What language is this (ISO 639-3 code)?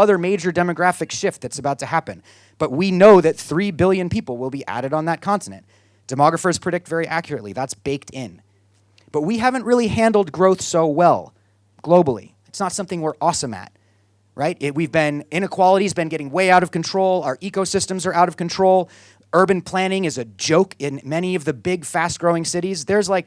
eng